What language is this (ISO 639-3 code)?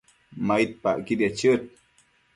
mcf